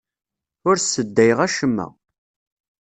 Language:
Kabyle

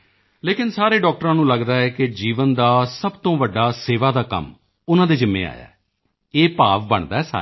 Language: Punjabi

